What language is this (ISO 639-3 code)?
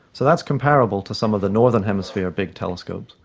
eng